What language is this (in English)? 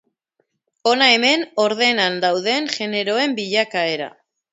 Basque